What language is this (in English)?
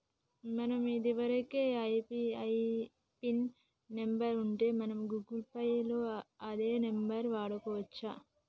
Telugu